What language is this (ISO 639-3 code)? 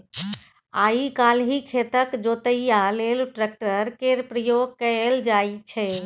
mai